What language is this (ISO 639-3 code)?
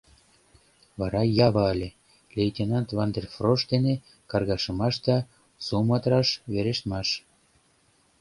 chm